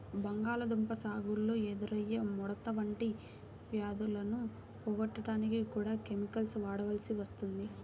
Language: Telugu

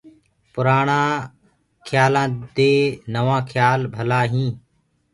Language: Gurgula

